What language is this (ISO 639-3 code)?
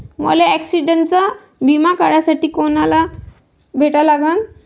mar